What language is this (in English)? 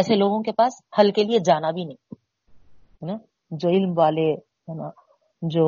Urdu